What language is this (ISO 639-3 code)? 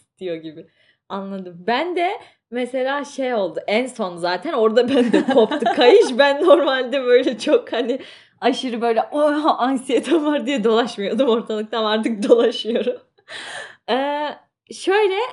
tur